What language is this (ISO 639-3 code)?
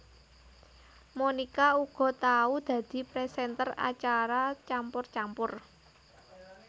jav